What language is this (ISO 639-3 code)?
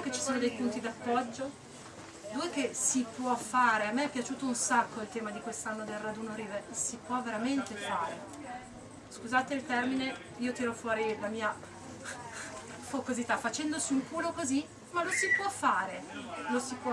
ita